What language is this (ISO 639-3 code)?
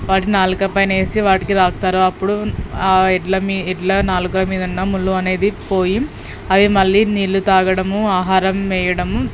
tel